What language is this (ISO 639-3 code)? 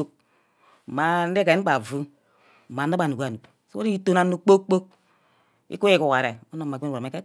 byc